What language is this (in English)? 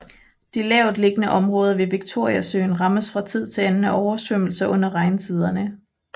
Danish